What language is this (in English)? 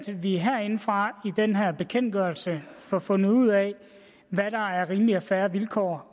Danish